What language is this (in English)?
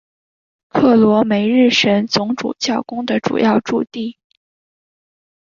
Chinese